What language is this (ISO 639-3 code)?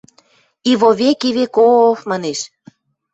mrj